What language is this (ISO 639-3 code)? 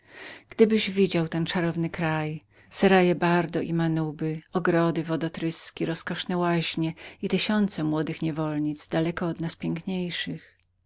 pol